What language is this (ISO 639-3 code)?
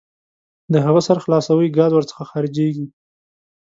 pus